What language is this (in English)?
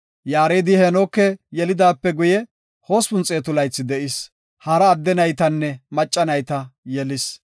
Gofa